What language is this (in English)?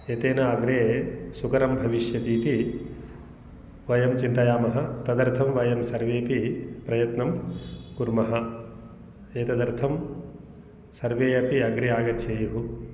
Sanskrit